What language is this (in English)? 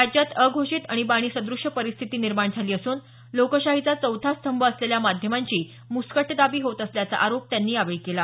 Marathi